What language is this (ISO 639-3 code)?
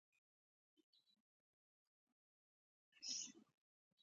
pus